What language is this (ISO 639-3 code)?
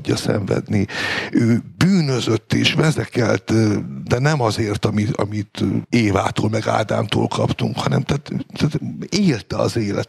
hun